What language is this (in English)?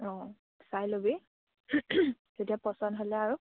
Assamese